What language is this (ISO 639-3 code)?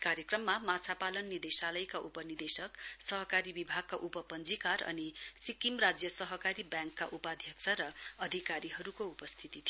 nep